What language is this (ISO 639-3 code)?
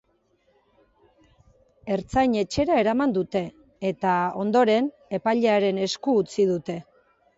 eus